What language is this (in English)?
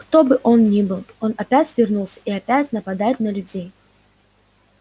Russian